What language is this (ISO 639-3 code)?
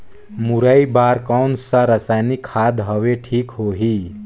hne